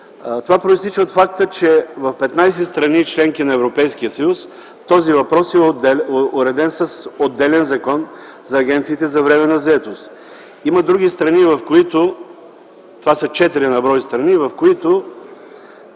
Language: Bulgarian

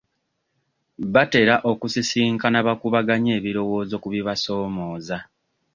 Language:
Ganda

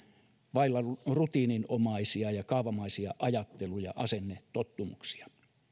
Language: Finnish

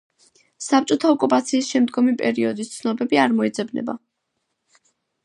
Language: Georgian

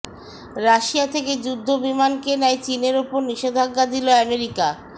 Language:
Bangla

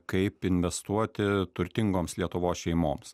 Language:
Lithuanian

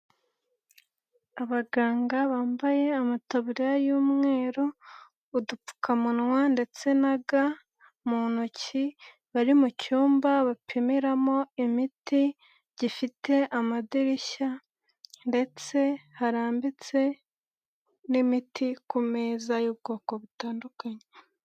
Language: Kinyarwanda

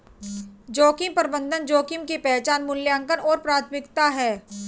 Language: Hindi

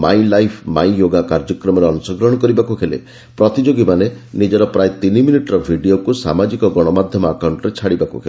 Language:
Odia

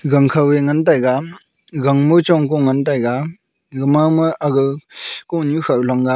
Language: Wancho Naga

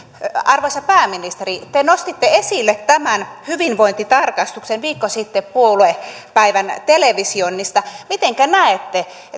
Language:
Finnish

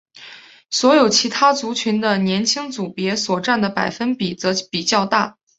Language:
Chinese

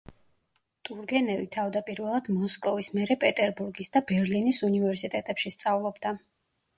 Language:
Georgian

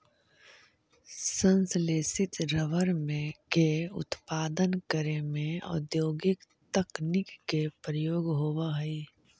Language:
Magahi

